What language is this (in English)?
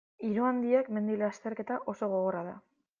Basque